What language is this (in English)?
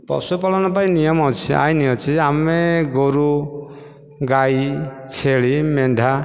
Odia